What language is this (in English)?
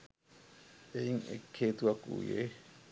Sinhala